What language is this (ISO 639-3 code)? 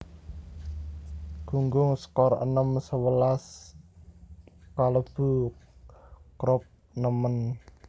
jav